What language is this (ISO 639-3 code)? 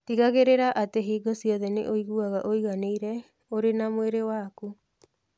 kik